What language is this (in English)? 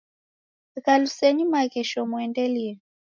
Taita